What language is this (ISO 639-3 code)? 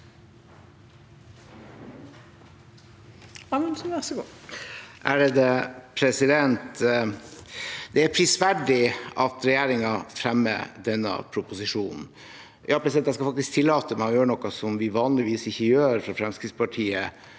nor